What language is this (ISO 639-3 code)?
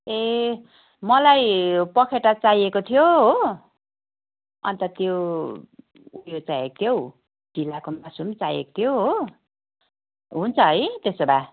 nep